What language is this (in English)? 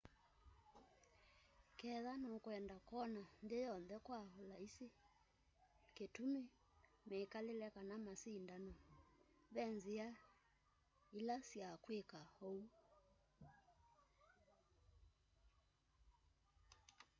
Kamba